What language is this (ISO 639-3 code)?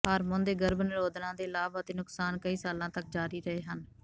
pan